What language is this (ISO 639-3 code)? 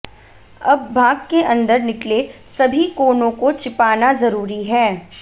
hin